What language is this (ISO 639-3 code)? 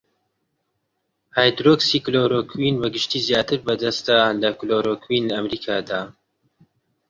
ckb